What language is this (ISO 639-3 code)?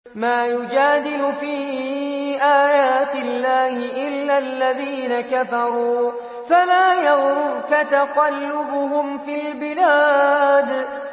ara